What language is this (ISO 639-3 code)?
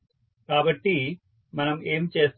tel